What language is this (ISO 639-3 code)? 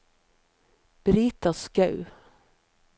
nor